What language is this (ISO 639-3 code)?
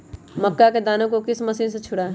mag